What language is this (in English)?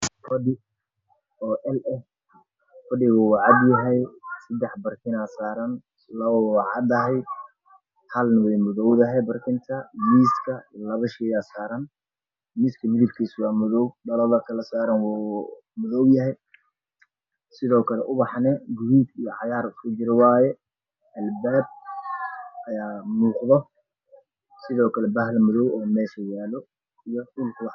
Somali